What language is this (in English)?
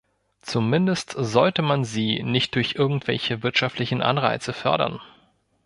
German